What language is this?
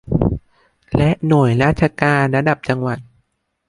Thai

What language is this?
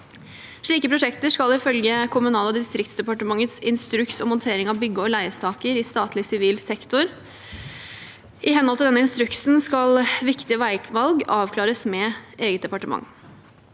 Norwegian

